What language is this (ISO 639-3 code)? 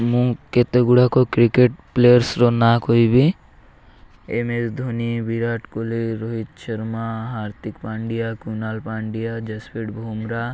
ori